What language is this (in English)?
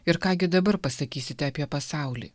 Lithuanian